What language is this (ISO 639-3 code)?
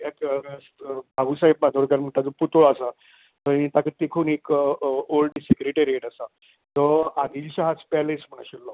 kok